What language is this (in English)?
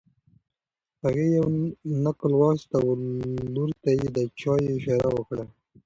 Pashto